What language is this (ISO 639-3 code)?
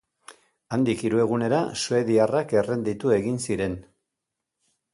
eus